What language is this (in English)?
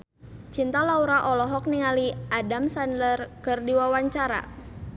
Sundanese